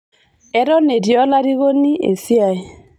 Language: Masai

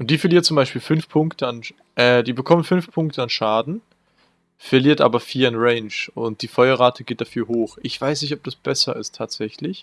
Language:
German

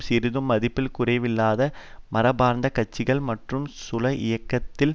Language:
Tamil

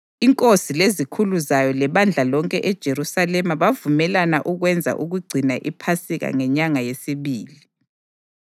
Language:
North Ndebele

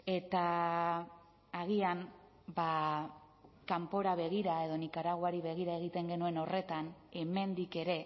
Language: Basque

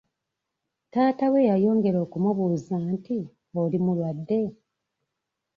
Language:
Ganda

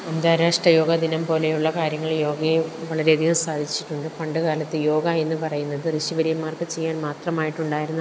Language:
Malayalam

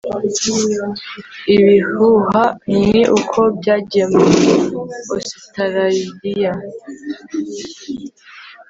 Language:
Kinyarwanda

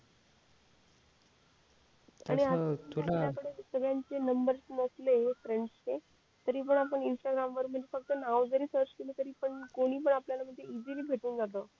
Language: Marathi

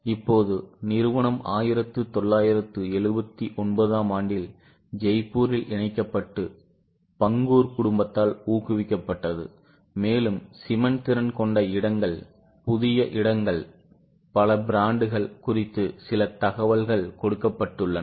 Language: Tamil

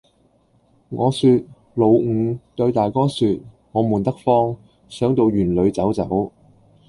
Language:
Cantonese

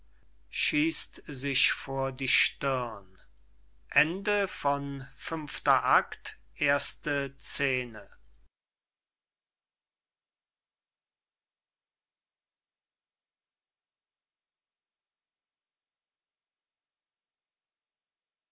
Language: German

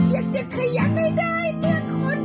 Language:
Thai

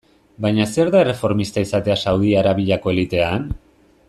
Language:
Basque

